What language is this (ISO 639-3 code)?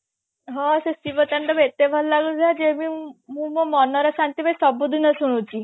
ori